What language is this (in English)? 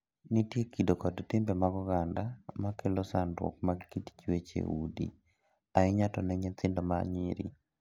Luo (Kenya and Tanzania)